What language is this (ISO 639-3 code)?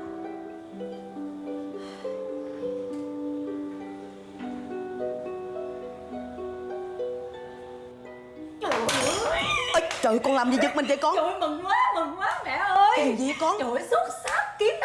vie